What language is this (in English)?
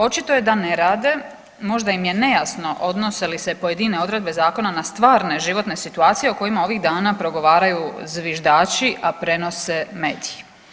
Croatian